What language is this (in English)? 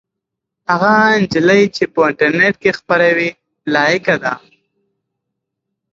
Pashto